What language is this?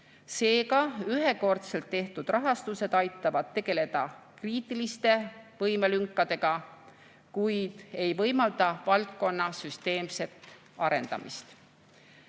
Estonian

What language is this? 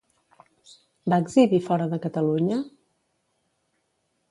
Catalan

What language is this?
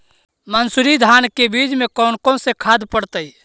Magahi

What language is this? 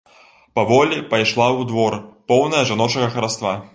Belarusian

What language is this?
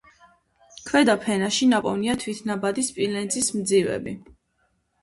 Georgian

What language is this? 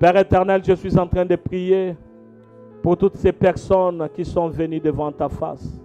French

